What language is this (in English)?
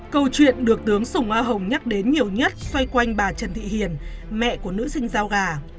Vietnamese